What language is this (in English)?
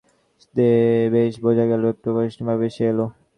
Bangla